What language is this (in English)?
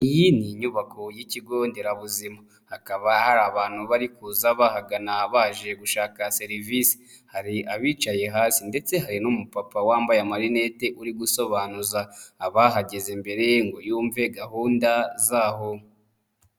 Kinyarwanda